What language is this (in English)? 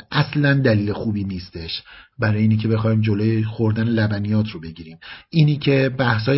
Persian